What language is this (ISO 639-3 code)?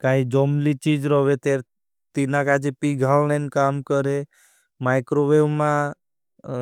bhb